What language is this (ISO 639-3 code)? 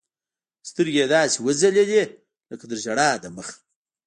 pus